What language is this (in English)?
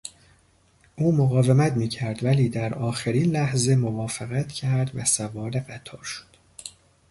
Persian